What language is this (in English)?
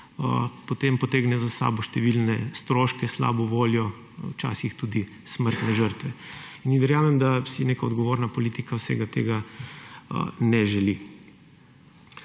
Slovenian